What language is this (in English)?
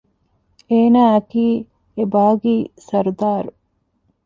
Divehi